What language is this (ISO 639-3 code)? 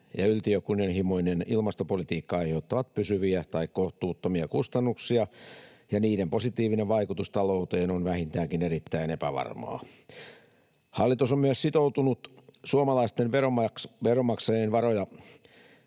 fin